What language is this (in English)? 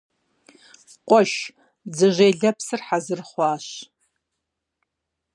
Kabardian